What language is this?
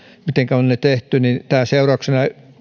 Finnish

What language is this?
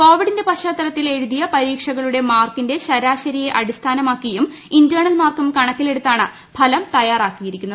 Malayalam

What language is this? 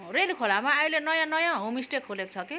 Nepali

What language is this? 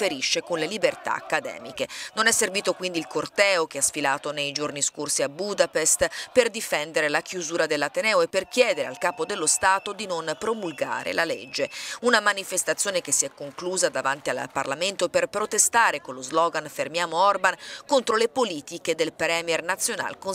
Italian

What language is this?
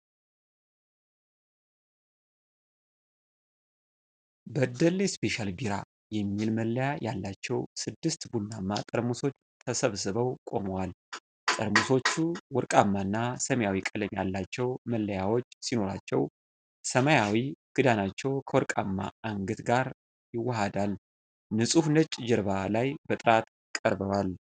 Amharic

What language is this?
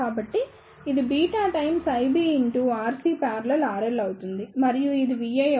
Telugu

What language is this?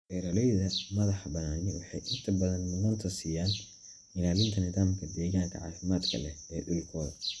Somali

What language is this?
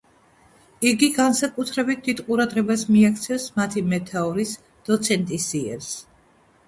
Georgian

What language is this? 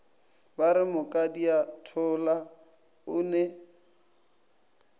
Northern Sotho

